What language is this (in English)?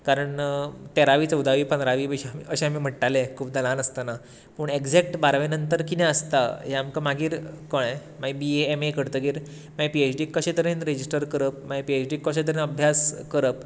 Konkani